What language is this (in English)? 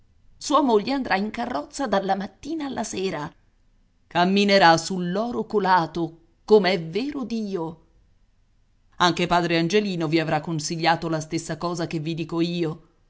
Italian